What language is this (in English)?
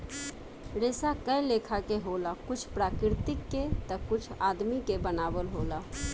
Bhojpuri